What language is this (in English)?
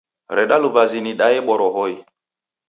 Taita